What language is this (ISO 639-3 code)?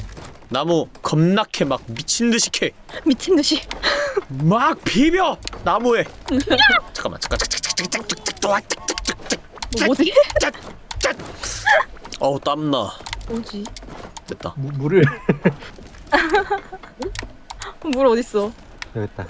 kor